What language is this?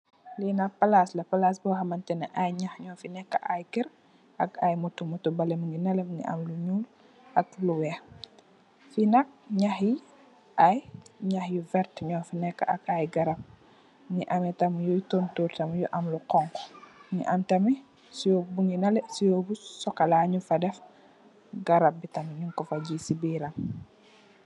Wolof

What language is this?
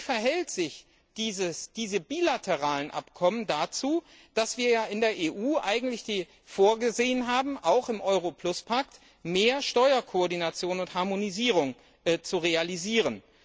German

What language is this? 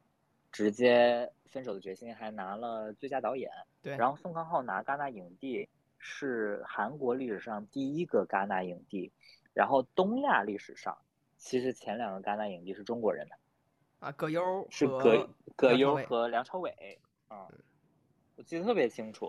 Chinese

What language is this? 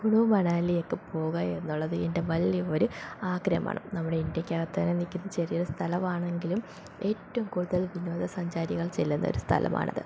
Malayalam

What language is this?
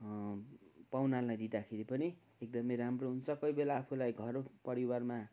Nepali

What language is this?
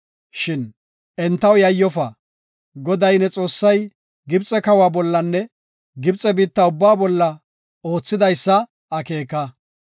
Gofa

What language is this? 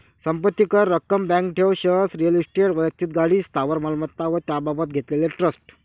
Marathi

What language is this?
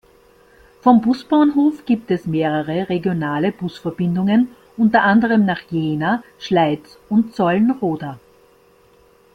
German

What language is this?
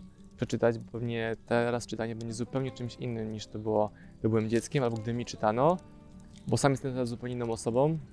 Polish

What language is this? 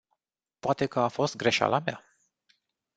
Romanian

